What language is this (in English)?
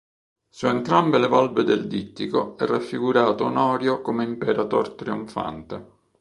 Italian